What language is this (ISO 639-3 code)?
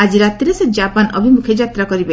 ori